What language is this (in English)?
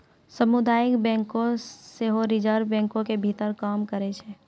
Maithili